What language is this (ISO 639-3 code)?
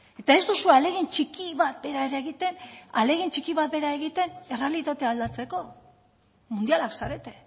eus